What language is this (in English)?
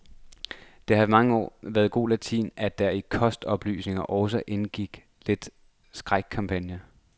Danish